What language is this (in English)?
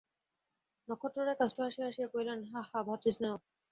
Bangla